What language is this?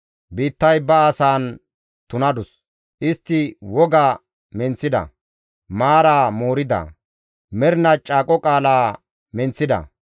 Gamo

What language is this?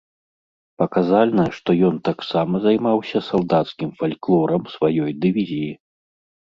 Belarusian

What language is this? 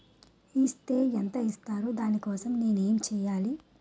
Telugu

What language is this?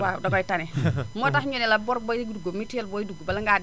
Wolof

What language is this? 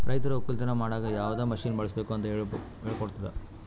Kannada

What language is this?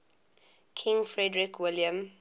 English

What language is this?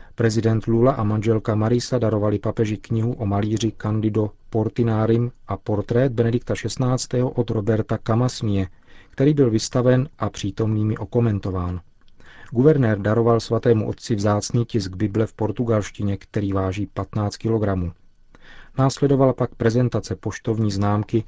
Czech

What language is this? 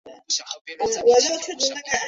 Chinese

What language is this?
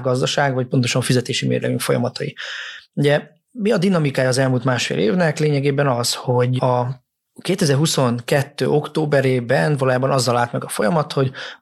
Hungarian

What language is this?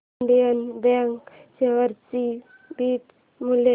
Marathi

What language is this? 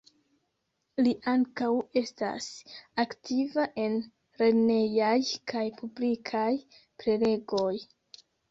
Esperanto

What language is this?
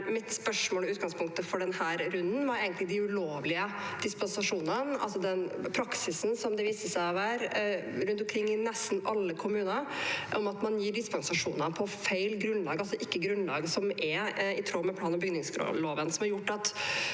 Norwegian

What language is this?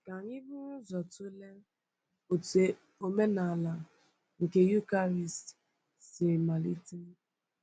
Igbo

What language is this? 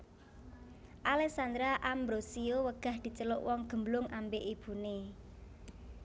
Javanese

